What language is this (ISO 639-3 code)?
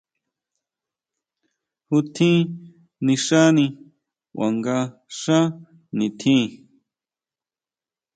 mau